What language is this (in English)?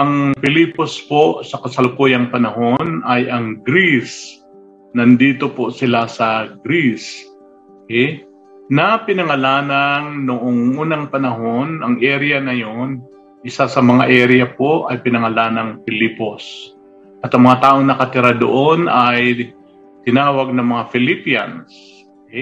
Filipino